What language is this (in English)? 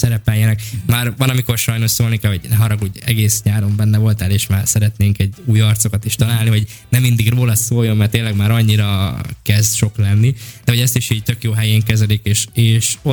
Hungarian